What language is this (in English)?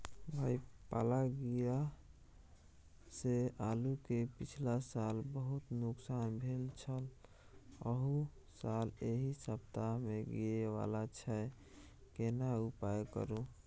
Maithili